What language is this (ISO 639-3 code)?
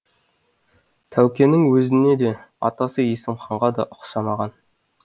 kaz